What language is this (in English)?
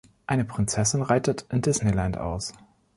German